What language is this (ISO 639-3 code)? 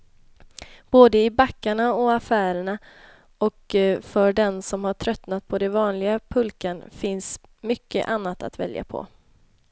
swe